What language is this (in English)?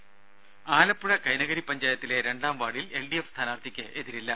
Malayalam